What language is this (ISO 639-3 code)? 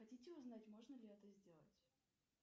rus